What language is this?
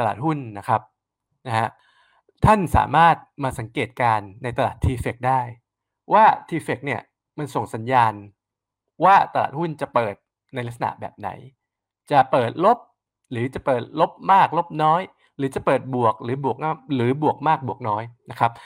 Thai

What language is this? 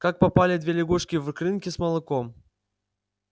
Russian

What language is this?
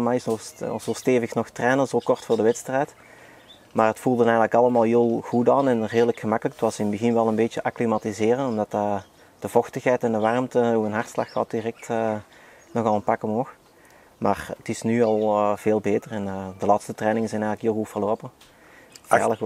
Dutch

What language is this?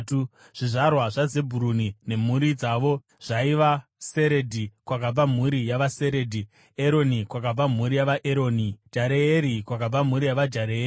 Shona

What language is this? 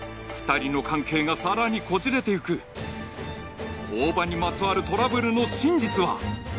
Japanese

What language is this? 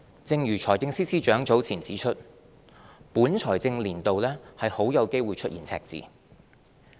Cantonese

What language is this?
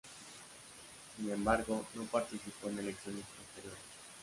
Spanish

